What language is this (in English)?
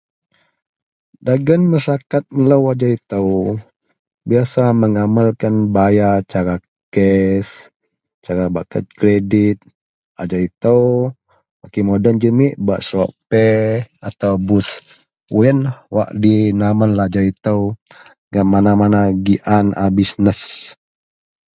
Central Melanau